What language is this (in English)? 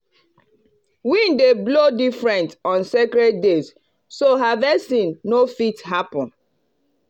Nigerian Pidgin